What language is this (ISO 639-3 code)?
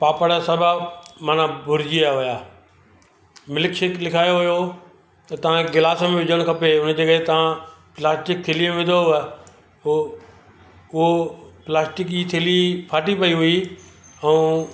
snd